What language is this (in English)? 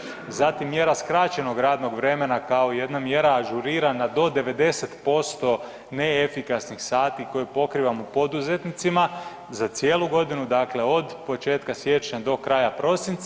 Croatian